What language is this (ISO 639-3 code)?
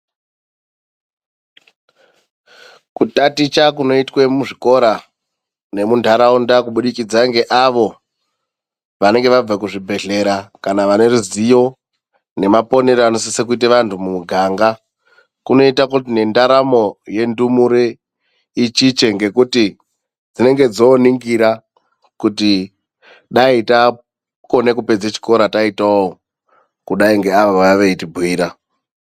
ndc